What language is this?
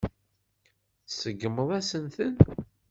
Kabyle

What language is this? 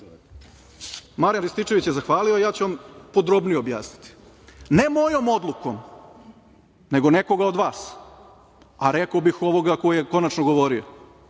Serbian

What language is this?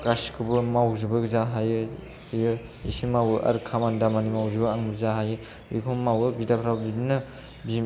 Bodo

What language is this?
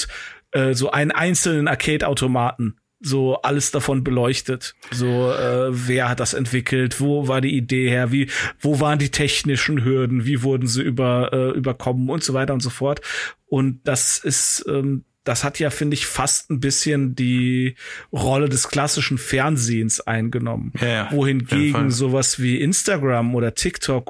German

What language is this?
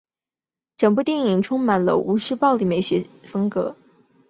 Chinese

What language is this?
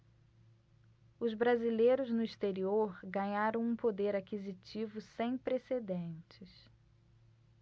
Portuguese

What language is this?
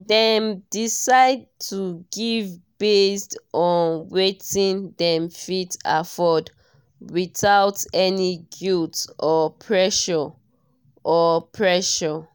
Nigerian Pidgin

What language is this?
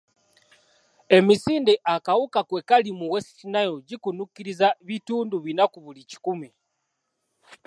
Ganda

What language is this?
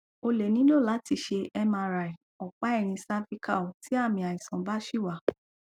Yoruba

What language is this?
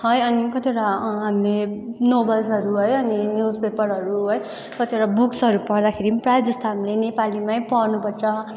Nepali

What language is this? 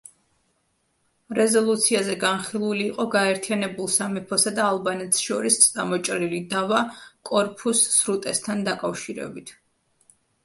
Georgian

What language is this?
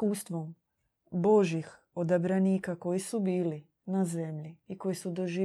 Croatian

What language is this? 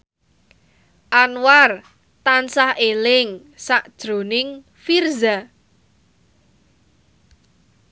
Javanese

